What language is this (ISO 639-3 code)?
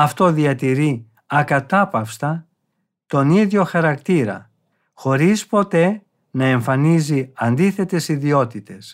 ell